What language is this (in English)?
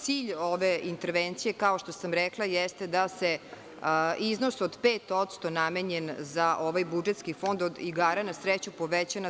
Serbian